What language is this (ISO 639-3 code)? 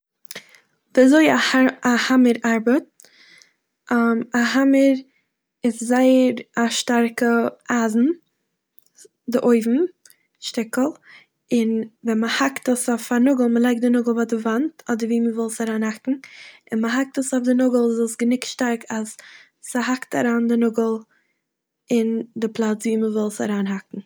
yid